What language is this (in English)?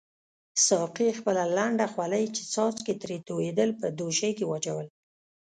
Pashto